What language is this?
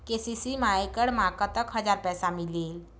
Chhattisgarhi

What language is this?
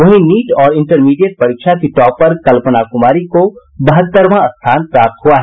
Hindi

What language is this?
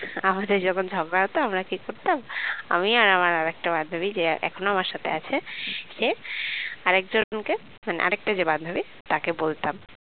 Bangla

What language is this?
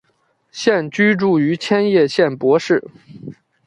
Chinese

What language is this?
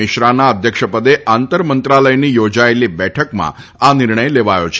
Gujarati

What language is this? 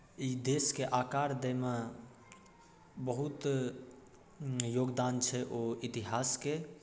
Maithili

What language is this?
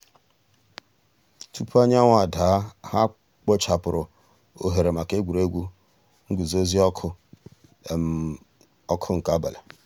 Igbo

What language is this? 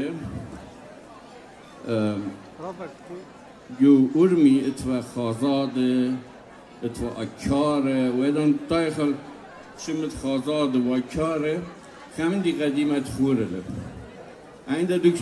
Arabic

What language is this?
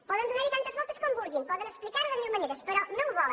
Catalan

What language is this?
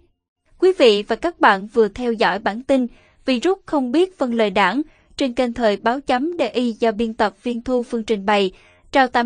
Vietnamese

